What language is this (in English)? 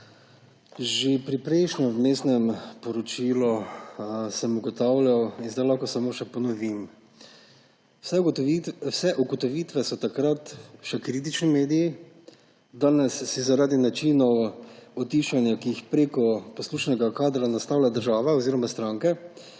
Slovenian